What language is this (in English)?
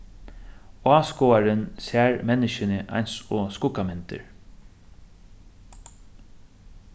Faroese